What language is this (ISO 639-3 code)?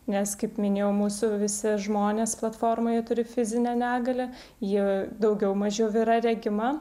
lit